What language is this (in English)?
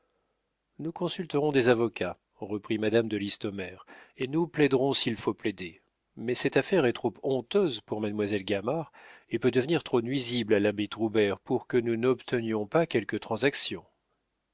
French